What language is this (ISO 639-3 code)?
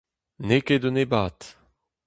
bre